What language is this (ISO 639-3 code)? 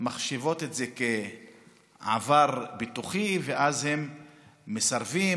heb